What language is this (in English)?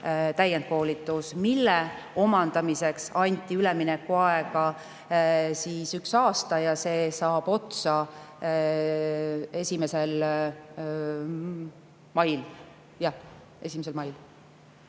Estonian